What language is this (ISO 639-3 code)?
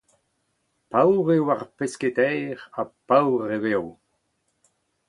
bre